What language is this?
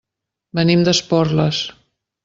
Catalan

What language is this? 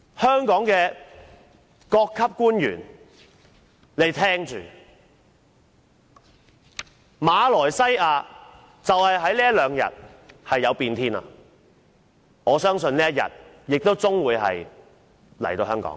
Cantonese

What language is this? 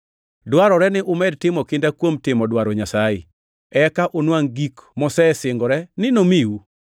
Luo (Kenya and Tanzania)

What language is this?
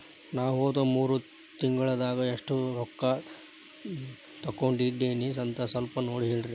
Kannada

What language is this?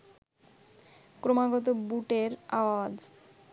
Bangla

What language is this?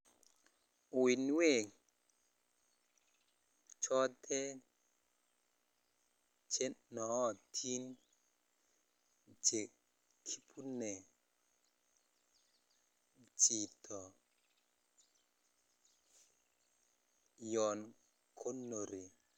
Kalenjin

